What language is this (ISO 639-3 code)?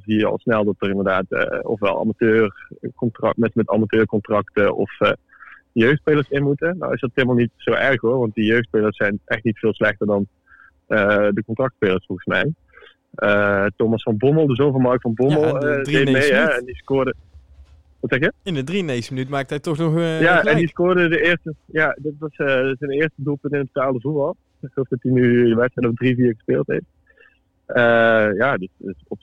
nld